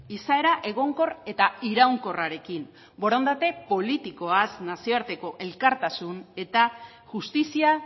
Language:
Basque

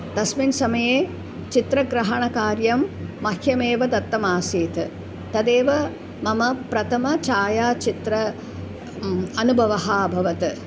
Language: Sanskrit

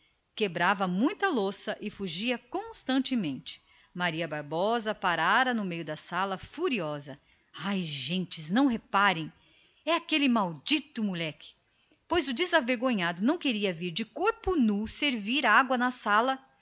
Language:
Portuguese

